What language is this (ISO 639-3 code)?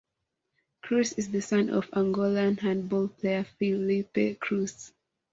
eng